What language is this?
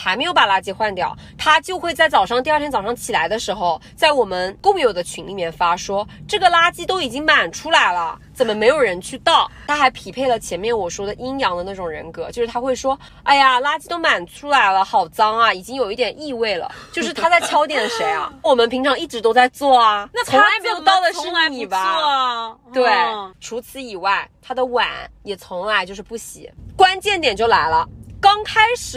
Chinese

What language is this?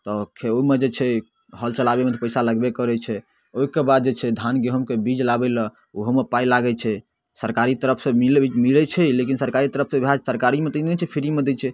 Maithili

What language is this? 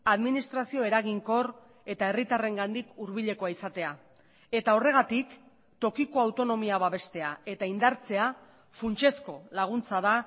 Basque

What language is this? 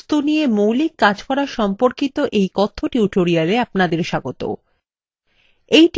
Bangla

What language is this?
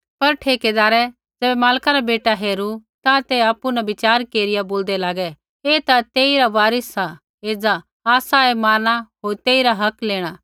Kullu Pahari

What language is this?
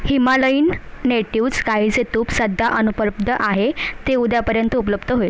Marathi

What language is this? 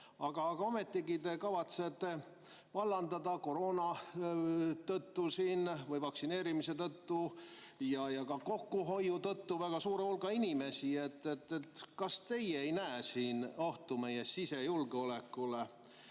Estonian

